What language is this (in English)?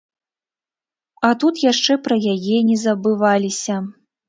Belarusian